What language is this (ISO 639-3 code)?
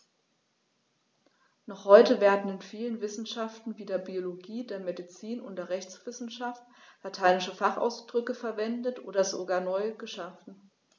deu